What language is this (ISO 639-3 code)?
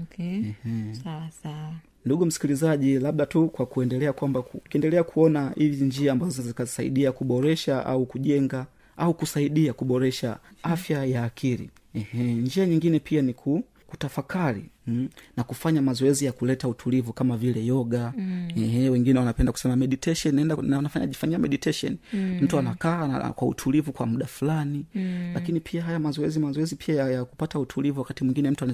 swa